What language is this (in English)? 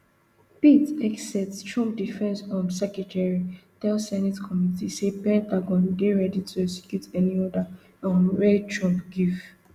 Nigerian Pidgin